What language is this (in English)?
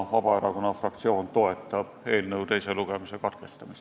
Estonian